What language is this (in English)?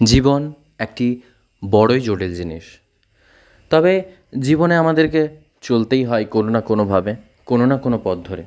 Bangla